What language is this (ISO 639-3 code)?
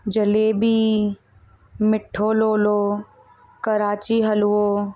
snd